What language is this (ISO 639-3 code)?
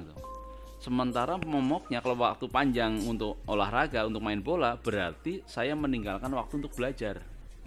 ind